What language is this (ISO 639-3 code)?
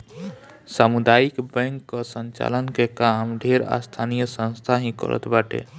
bho